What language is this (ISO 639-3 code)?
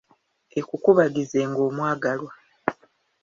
lug